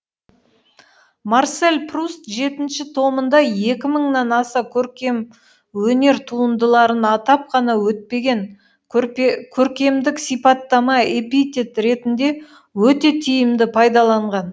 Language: Kazakh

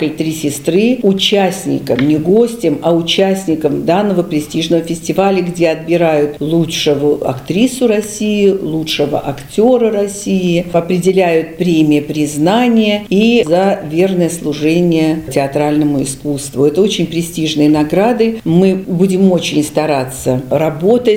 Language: Russian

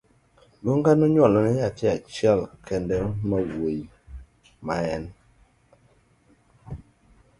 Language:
Luo (Kenya and Tanzania)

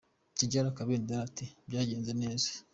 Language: Kinyarwanda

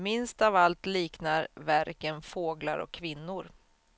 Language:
Swedish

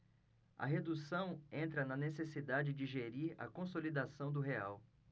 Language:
Portuguese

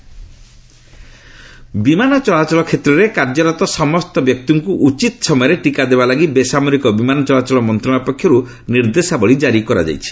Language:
Odia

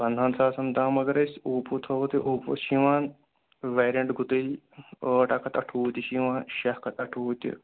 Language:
Kashmiri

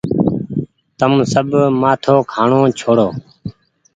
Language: Goaria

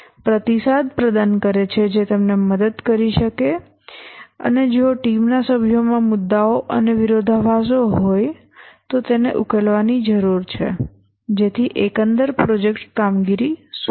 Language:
Gujarati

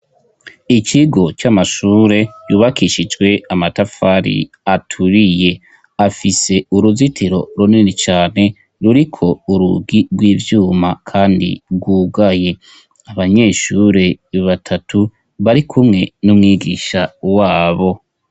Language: Rundi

